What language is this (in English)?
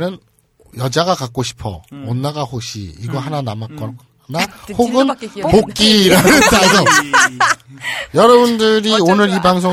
Korean